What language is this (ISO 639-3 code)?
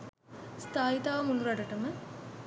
sin